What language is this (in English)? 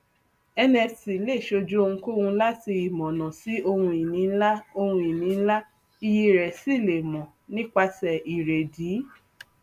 Yoruba